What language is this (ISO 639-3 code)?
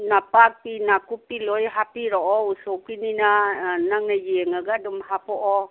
mni